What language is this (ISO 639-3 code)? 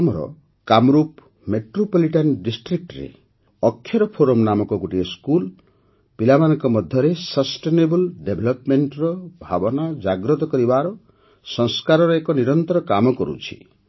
ori